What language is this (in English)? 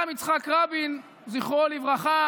Hebrew